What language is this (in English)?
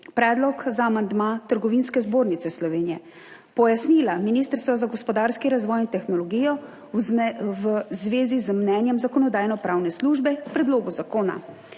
Slovenian